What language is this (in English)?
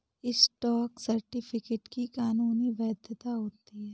Hindi